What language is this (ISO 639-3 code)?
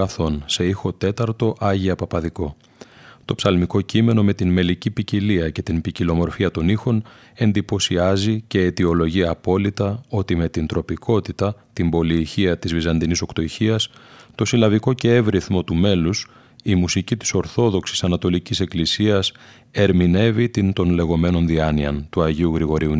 ell